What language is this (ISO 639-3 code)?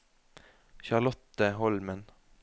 nor